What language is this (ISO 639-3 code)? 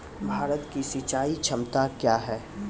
mai